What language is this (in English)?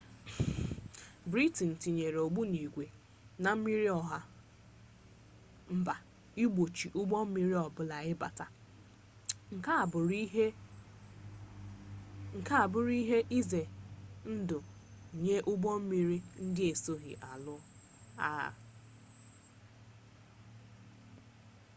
Igbo